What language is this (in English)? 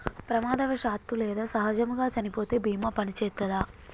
Telugu